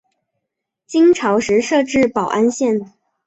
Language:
Chinese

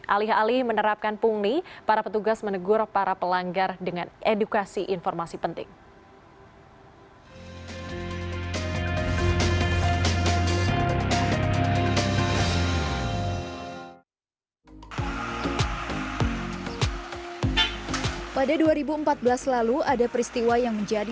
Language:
Indonesian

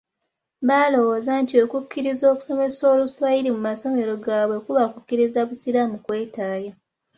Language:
Ganda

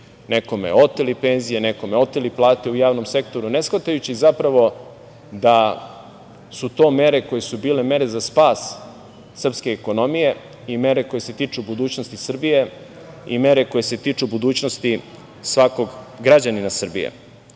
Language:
Serbian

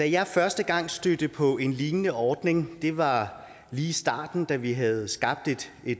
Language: Danish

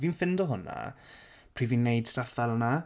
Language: Welsh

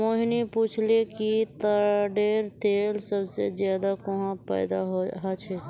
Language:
Magahi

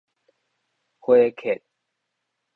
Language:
Min Nan Chinese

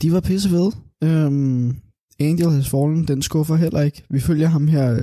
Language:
Danish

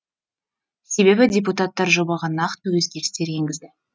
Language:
Kazakh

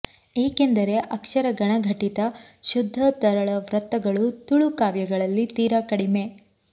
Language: Kannada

